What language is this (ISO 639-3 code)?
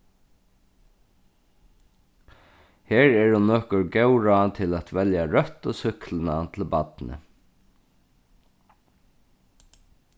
fao